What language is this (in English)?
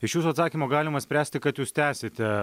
Lithuanian